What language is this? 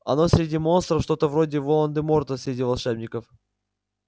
Russian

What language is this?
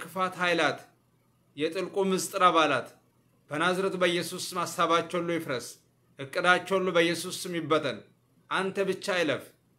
Arabic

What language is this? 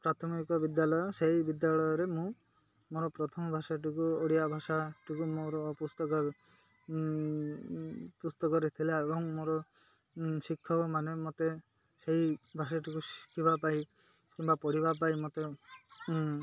Odia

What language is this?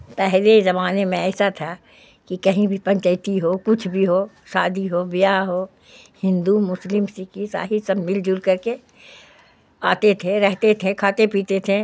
Urdu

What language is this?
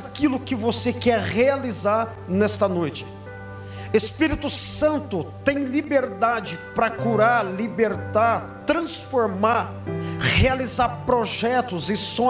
Portuguese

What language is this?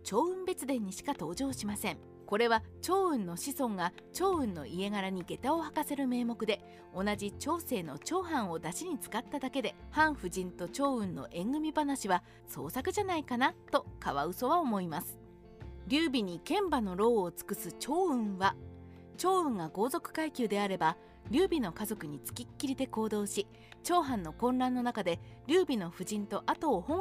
Japanese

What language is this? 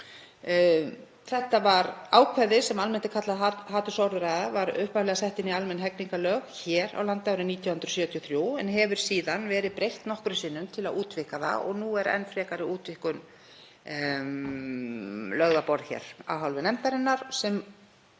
Icelandic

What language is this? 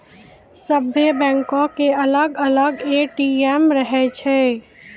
Maithili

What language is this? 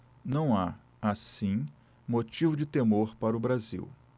Portuguese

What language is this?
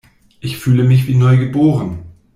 German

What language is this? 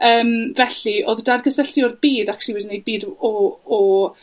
Welsh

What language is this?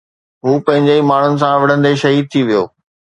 Sindhi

